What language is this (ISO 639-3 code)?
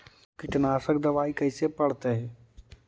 mag